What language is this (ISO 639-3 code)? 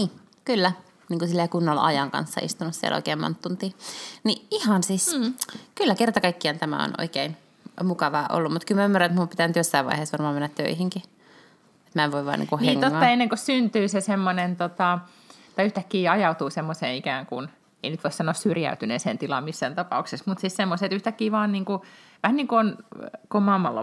fin